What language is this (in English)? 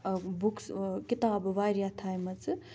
Kashmiri